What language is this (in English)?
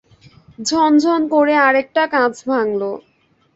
Bangla